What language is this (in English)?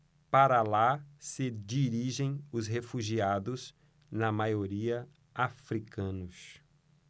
Portuguese